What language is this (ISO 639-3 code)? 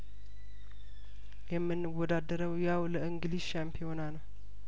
amh